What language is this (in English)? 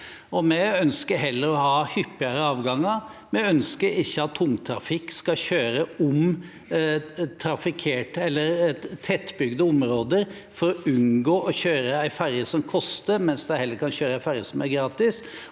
Norwegian